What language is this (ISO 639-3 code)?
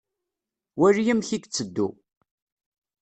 kab